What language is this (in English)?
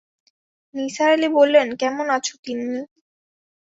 Bangla